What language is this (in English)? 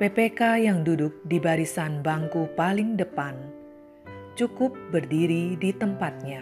Indonesian